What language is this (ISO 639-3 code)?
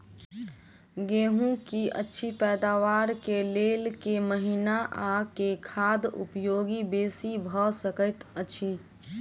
mai